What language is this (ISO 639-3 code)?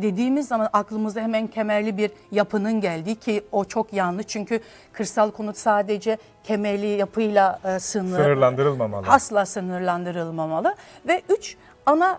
tur